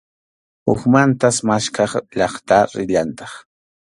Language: Arequipa-La Unión Quechua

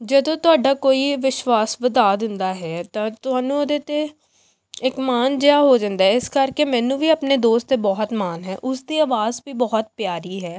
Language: Punjabi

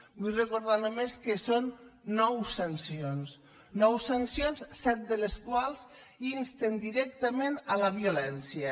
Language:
Catalan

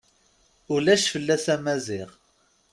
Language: Kabyle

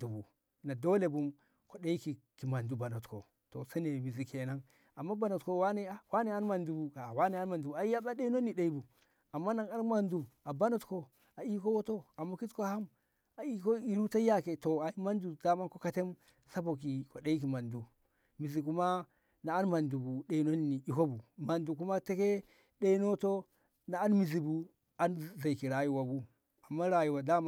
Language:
Ngamo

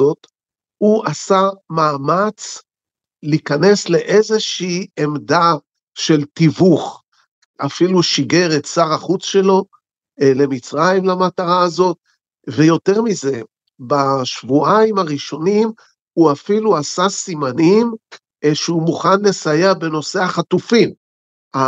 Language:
Hebrew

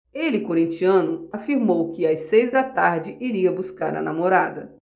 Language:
Portuguese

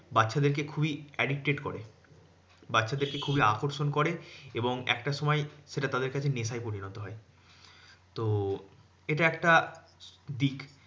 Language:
Bangla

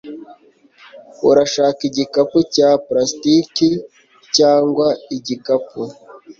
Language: Kinyarwanda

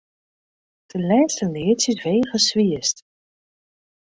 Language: Western Frisian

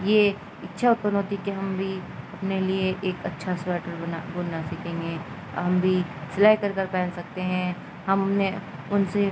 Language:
Urdu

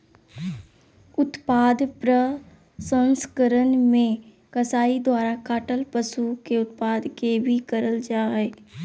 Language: Magahi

